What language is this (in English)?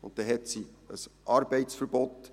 Swiss German